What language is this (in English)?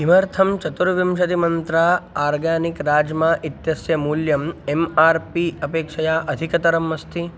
Sanskrit